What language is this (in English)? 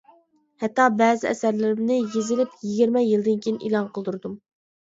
Uyghur